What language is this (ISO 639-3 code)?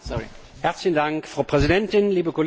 deu